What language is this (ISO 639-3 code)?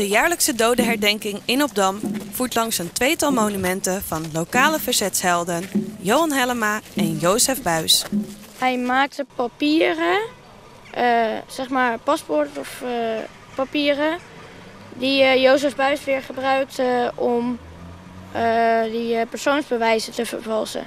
nld